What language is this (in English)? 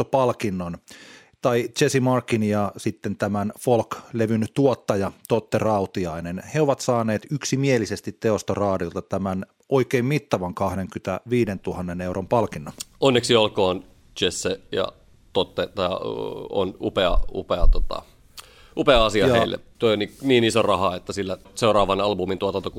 Finnish